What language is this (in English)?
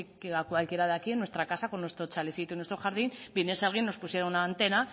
Spanish